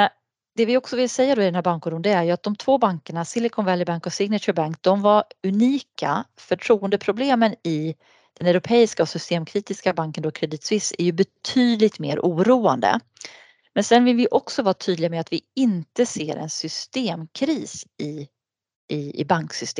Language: Swedish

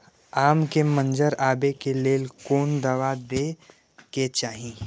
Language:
Maithili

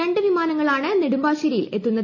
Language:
Malayalam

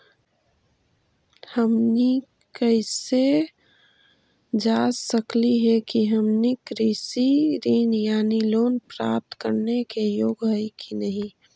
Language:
Magahi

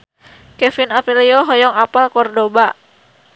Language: Sundanese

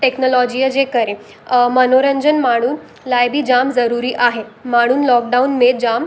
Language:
Sindhi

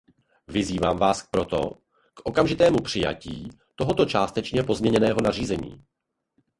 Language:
Czech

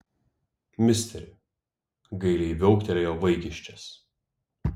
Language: Lithuanian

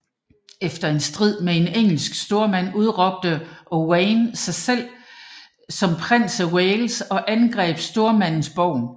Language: Danish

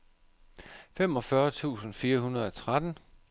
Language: Danish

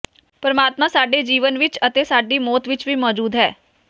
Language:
Punjabi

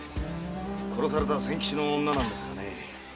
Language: Japanese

